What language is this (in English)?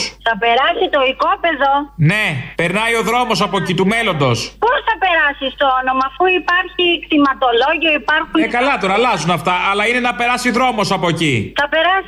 Greek